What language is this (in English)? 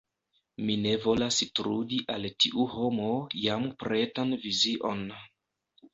Esperanto